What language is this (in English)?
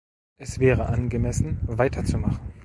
German